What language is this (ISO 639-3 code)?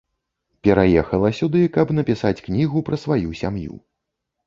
bel